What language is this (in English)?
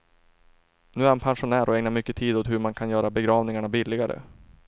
Swedish